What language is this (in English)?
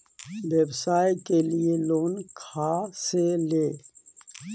Magahi